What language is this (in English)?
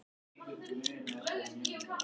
Icelandic